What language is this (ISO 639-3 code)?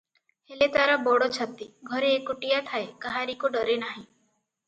ori